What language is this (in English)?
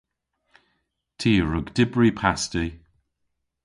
Cornish